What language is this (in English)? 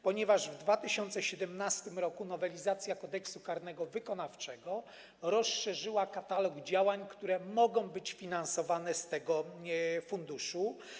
Polish